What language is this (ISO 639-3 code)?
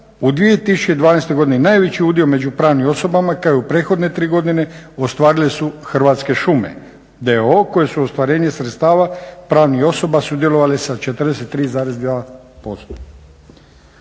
hrv